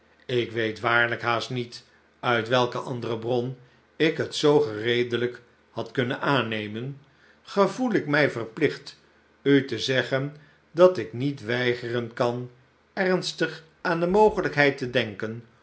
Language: Dutch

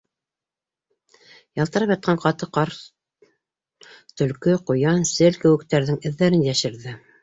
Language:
Bashkir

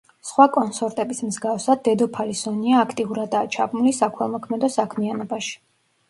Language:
Georgian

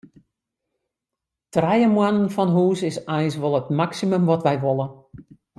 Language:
Western Frisian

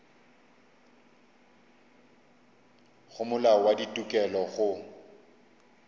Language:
Northern Sotho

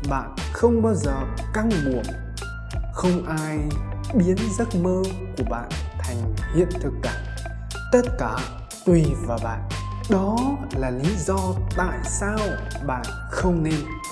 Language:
Vietnamese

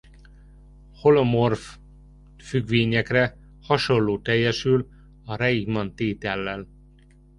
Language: Hungarian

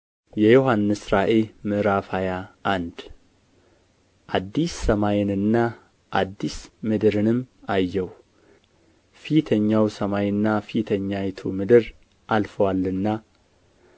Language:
Amharic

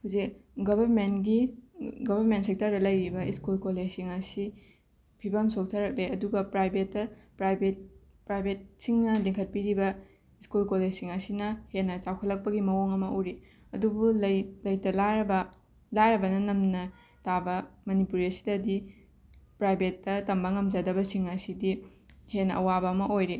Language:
Manipuri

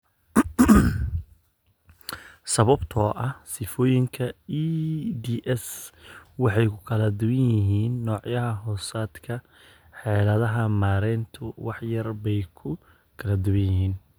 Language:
Somali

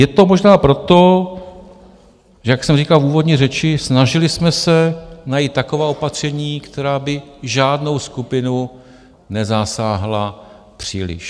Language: Czech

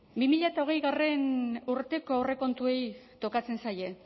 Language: Basque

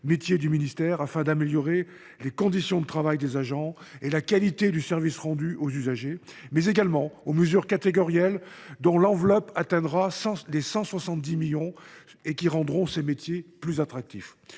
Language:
French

